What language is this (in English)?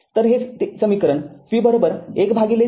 Marathi